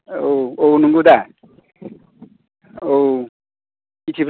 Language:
Bodo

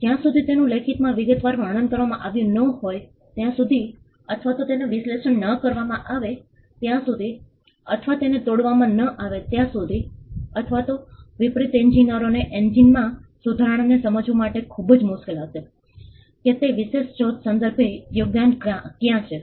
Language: Gujarati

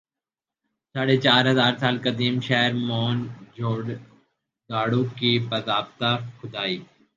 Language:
Urdu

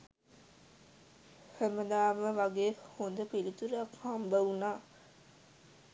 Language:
Sinhala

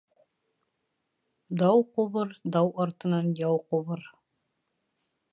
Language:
Bashkir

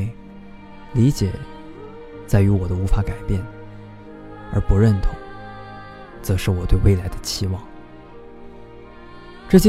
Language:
Chinese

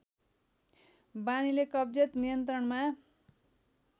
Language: Nepali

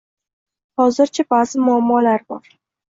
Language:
Uzbek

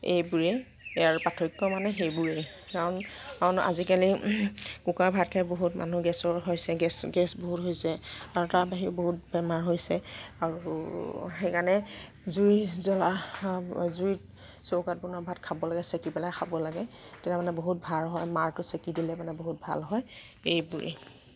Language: Assamese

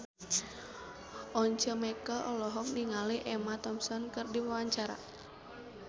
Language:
Sundanese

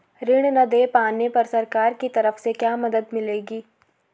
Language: Hindi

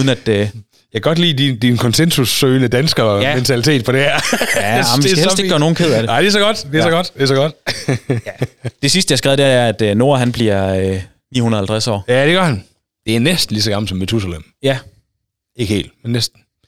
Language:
Danish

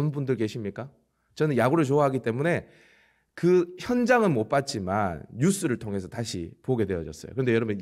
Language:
Korean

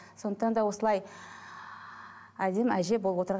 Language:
Kazakh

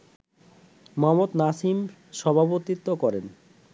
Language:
Bangla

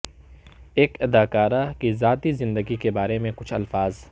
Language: Urdu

